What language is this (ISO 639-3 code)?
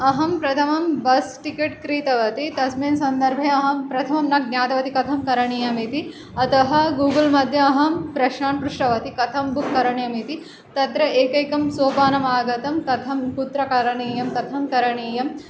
san